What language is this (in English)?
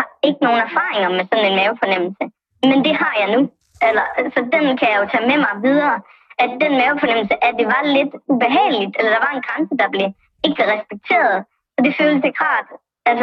Danish